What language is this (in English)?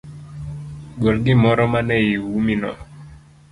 Luo (Kenya and Tanzania)